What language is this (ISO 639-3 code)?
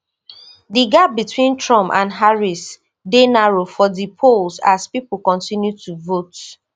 pcm